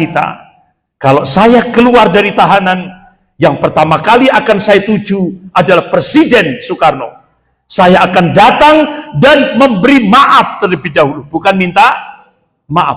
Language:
Indonesian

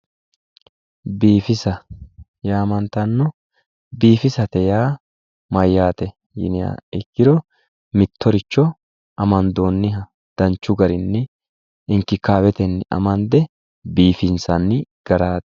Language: Sidamo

